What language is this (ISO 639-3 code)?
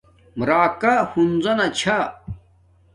dmk